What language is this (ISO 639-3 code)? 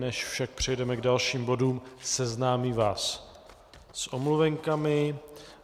ces